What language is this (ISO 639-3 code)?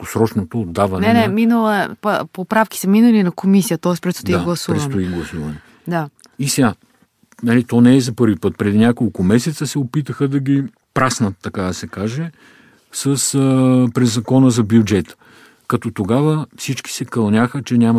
bul